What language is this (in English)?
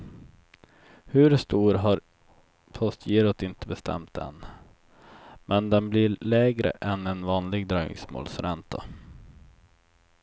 Swedish